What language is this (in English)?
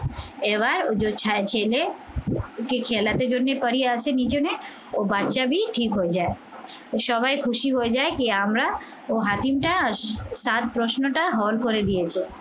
Bangla